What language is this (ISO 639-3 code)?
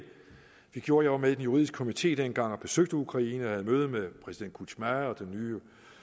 dan